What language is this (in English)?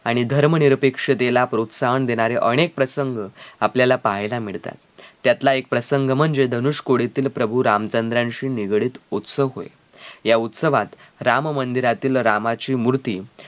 Marathi